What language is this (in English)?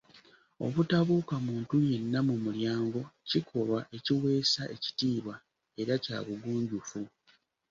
Ganda